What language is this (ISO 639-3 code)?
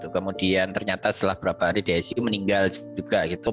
ind